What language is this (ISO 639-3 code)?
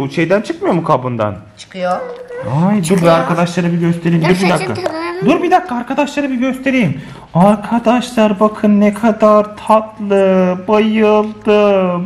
tur